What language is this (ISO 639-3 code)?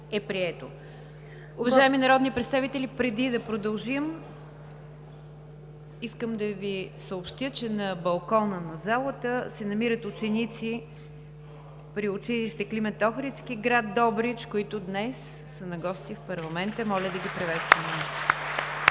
bul